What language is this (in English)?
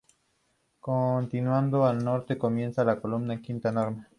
Spanish